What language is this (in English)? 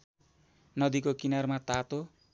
Nepali